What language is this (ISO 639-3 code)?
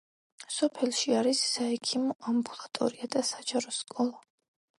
kat